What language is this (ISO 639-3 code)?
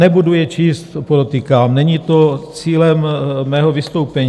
ces